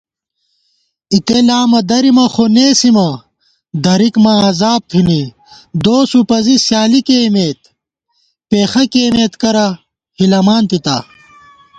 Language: Gawar-Bati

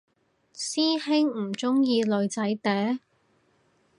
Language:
Cantonese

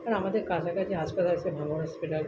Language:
Bangla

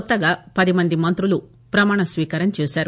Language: Telugu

